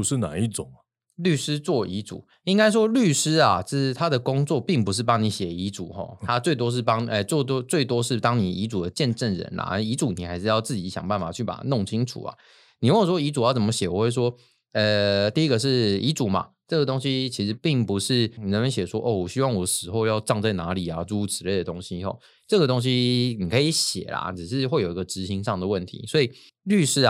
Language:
Chinese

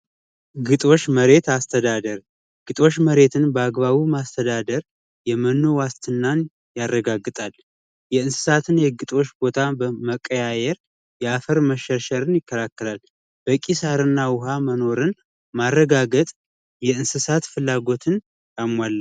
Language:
Amharic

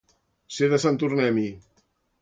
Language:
Catalan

